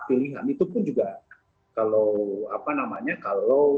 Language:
Indonesian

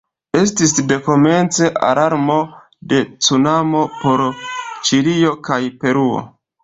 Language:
Esperanto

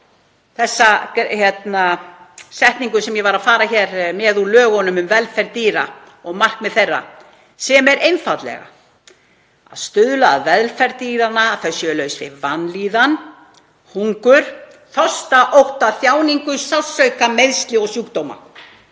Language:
Icelandic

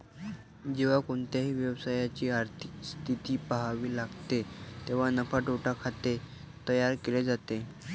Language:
Marathi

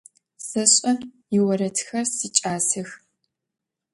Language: Adyghe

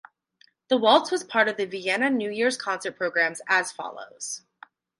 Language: English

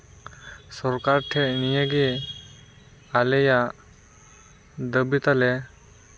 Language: Santali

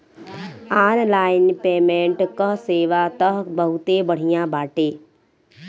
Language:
Bhojpuri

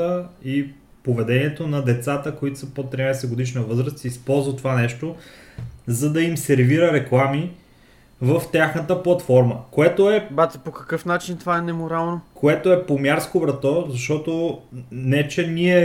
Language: Bulgarian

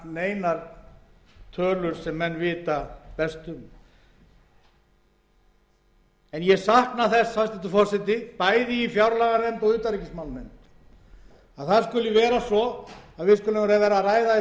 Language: Icelandic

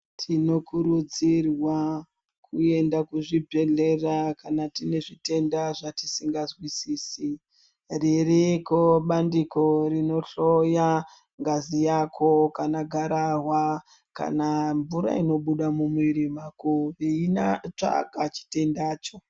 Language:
Ndau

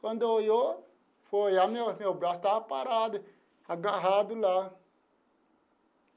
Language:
Portuguese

